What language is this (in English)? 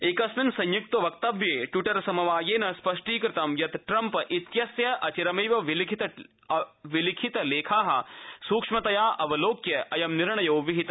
Sanskrit